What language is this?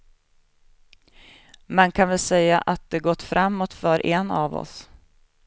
Swedish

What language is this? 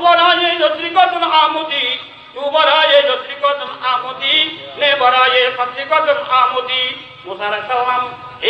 Turkish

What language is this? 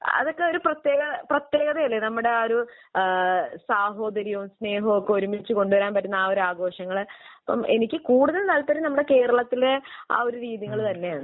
Malayalam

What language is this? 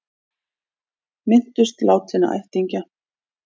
Icelandic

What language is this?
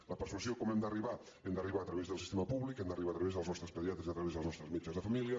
Catalan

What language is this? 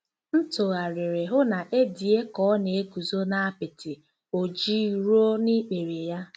Igbo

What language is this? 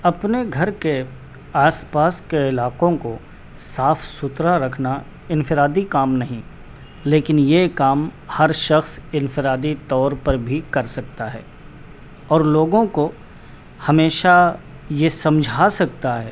Urdu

